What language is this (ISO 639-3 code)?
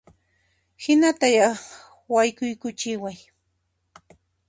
qxp